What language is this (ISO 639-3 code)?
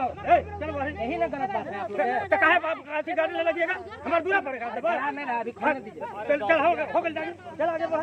ara